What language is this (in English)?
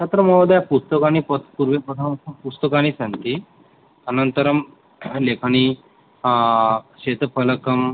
Sanskrit